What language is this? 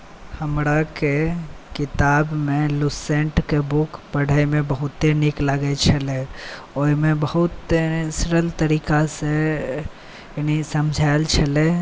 Maithili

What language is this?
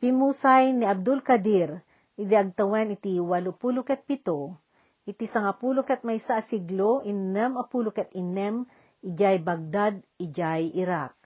Filipino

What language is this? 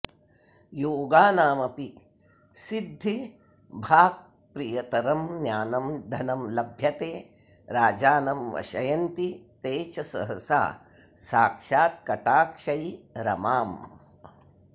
Sanskrit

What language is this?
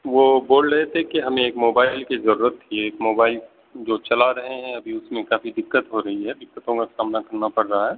Urdu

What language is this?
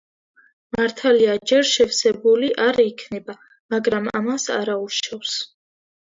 Georgian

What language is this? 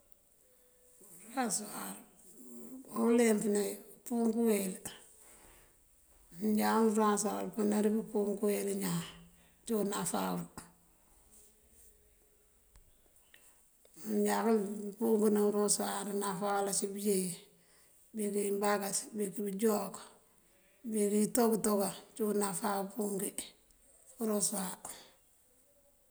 Mandjak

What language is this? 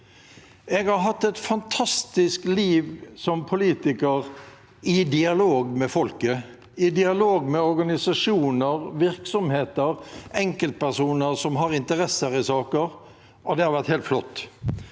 Norwegian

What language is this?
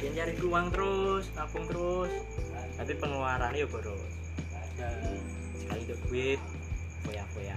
Indonesian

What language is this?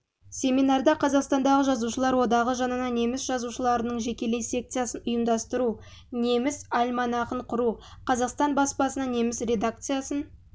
Kazakh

